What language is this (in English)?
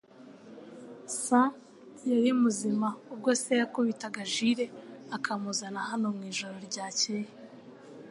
Kinyarwanda